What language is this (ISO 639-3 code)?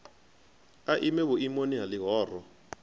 ven